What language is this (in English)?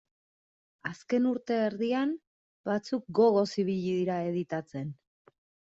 Basque